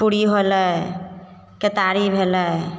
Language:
Maithili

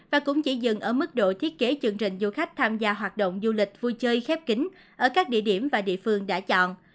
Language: Vietnamese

